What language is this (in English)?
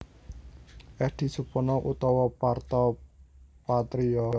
Javanese